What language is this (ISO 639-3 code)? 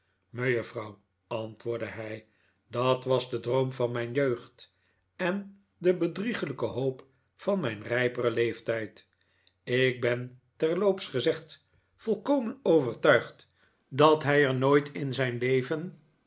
nld